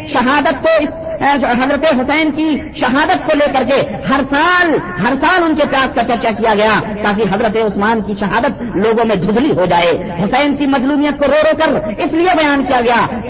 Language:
Urdu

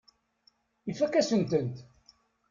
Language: Kabyle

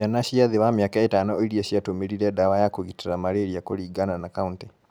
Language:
Kikuyu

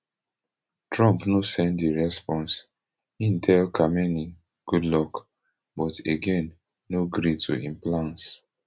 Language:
Nigerian Pidgin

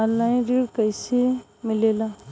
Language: Bhojpuri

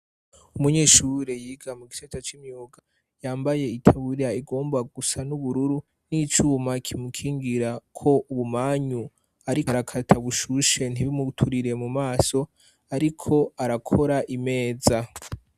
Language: Rundi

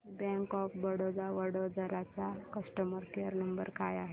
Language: Marathi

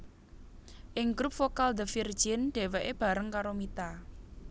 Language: Javanese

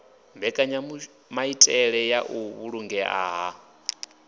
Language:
Venda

